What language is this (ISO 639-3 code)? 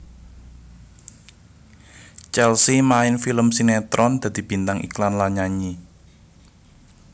jav